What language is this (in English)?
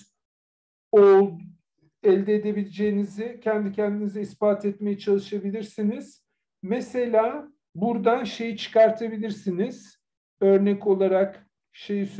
Turkish